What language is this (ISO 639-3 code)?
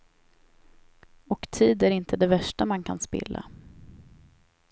swe